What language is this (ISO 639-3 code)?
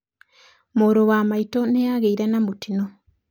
kik